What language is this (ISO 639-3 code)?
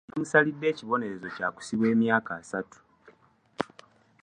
lug